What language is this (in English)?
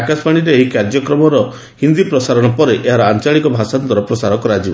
Odia